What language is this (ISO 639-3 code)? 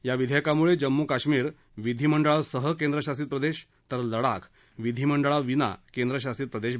mar